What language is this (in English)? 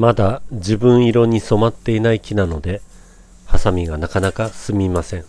Japanese